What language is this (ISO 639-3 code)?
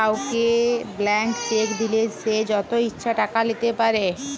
ben